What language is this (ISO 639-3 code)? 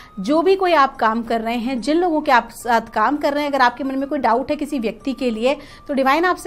hin